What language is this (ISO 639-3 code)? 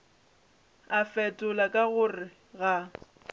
nso